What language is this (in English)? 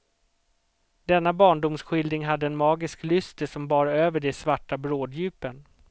Swedish